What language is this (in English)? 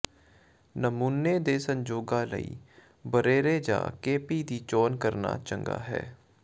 Punjabi